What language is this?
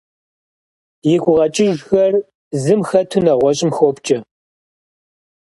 Kabardian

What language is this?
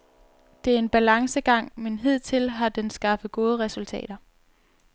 Danish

